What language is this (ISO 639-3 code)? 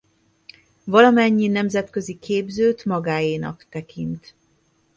hun